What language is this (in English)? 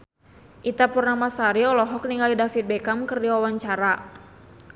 Sundanese